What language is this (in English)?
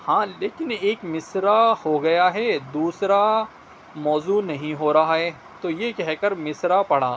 Urdu